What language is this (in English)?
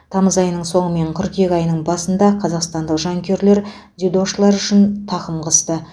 Kazakh